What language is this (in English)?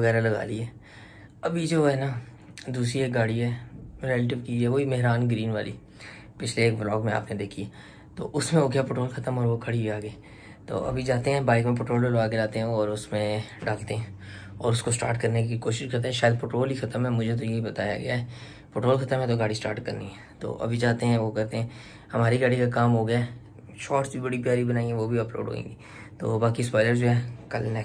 Hindi